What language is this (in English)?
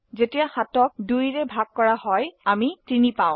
Assamese